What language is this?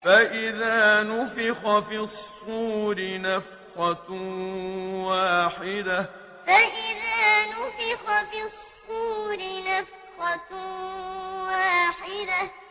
Arabic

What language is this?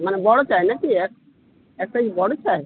Bangla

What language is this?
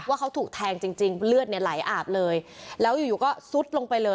Thai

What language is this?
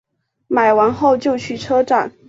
Chinese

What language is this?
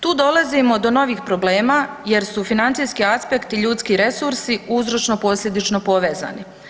Croatian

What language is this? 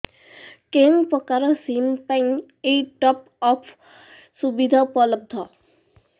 Odia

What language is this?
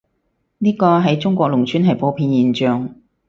Cantonese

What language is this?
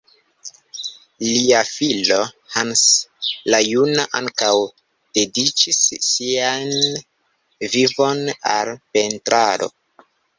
Esperanto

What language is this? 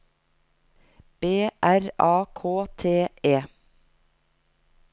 Norwegian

